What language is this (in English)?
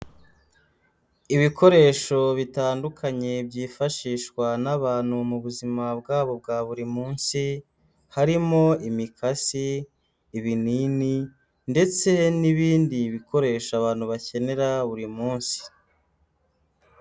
Kinyarwanda